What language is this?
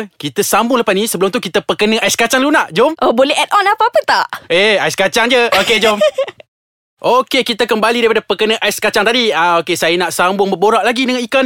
Malay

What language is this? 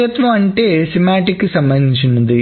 Telugu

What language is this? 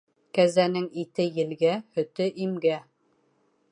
Bashkir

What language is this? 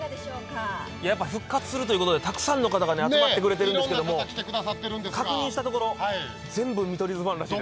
Japanese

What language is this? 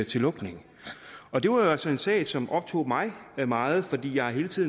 Danish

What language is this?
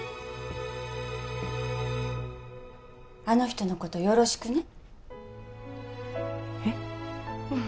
Japanese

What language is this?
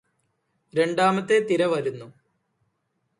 Malayalam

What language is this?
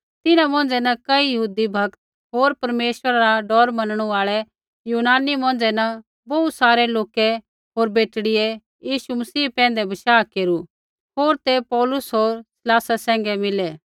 Kullu Pahari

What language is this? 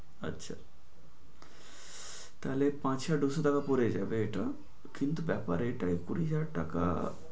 Bangla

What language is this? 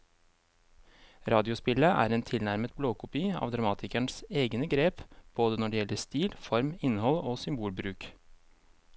Norwegian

